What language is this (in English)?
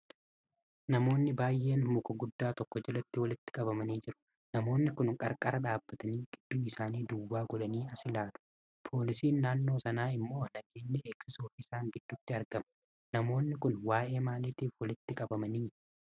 Oromo